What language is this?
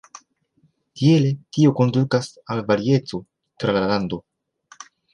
Esperanto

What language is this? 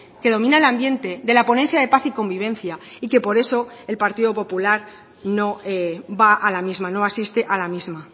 Spanish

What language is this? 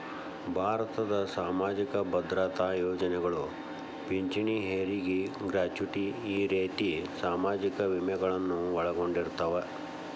Kannada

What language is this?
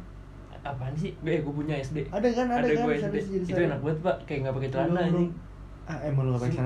Indonesian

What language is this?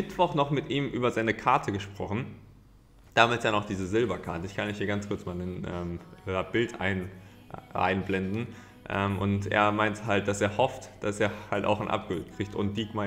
German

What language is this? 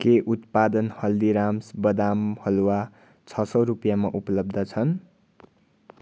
Nepali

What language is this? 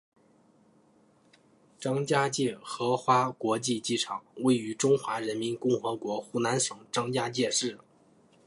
Chinese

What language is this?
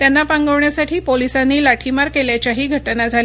Marathi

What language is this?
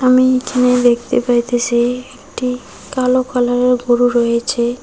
Bangla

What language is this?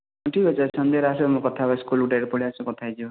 Odia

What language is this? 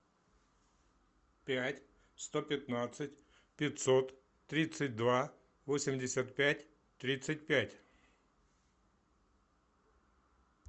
Russian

